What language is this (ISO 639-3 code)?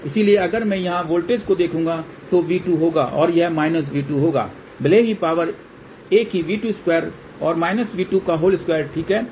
hin